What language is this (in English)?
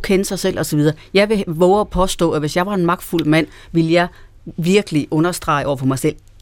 Danish